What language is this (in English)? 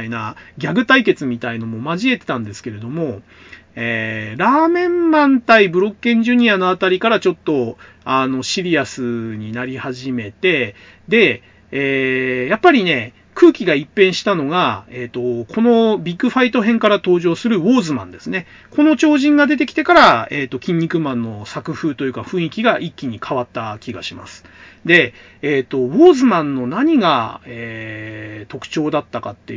Japanese